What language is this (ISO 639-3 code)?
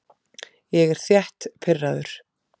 isl